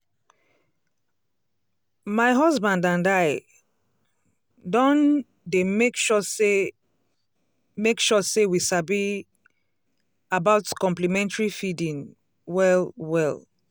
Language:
Nigerian Pidgin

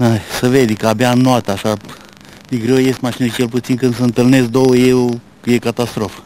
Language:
Romanian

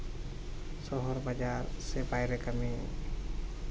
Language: Santali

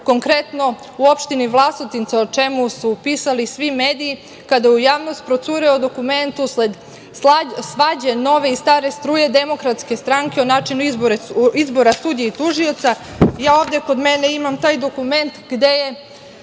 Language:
Serbian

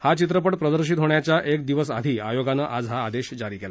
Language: Marathi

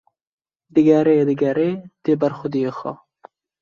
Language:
Kurdish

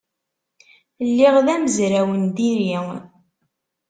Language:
Kabyle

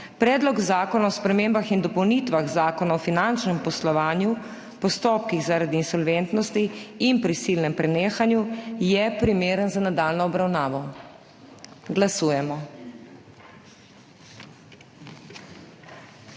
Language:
Slovenian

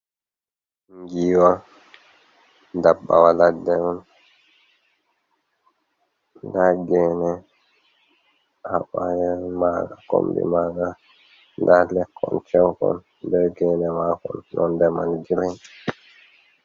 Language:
Fula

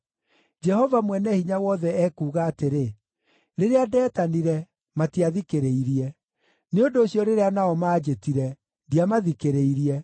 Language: Kikuyu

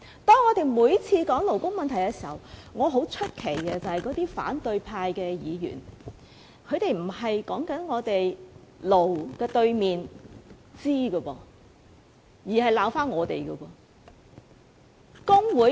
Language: Cantonese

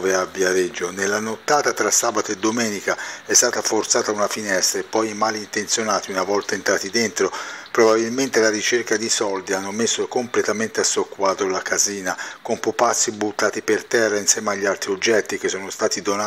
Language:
Italian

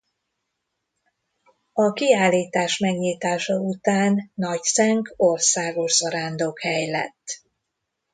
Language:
Hungarian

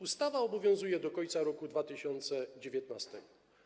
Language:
Polish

